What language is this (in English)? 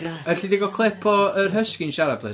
Welsh